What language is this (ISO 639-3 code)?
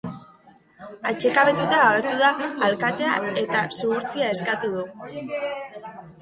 eus